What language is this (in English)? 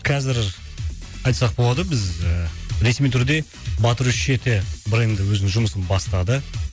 Kazakh